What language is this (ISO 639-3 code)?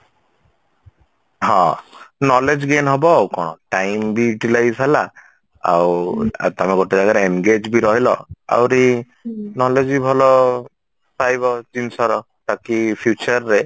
ori